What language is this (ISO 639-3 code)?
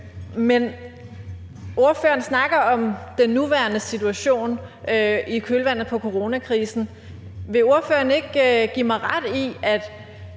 dan